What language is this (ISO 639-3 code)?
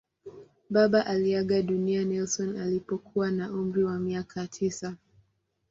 swa